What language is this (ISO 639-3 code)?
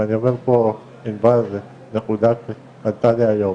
heb